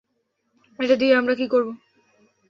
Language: Bangla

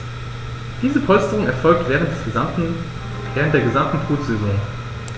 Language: German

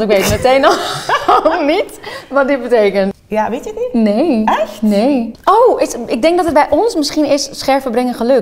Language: Dutch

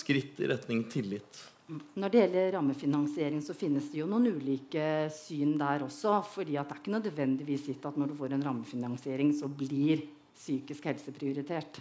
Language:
Norwegian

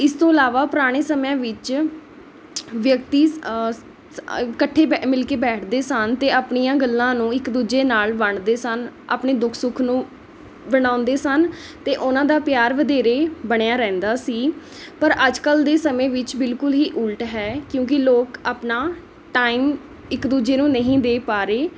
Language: Punjabi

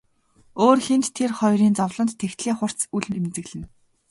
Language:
Mongolian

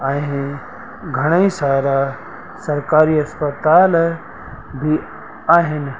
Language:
Sindhi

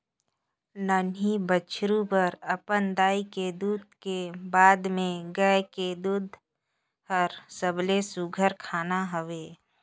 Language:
Chhattisgarhi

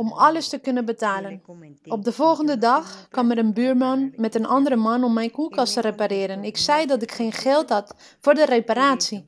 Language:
Dutch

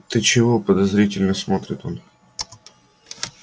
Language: Russian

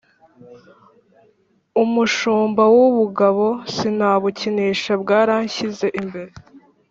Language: Kinyarwanda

